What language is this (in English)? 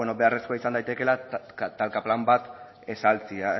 Basque